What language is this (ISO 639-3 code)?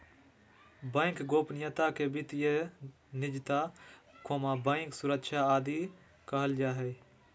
mag